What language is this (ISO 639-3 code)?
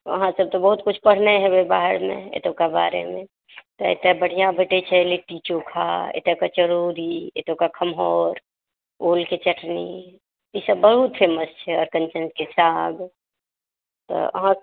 mai